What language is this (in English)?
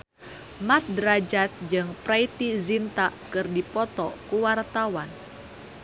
Sundanese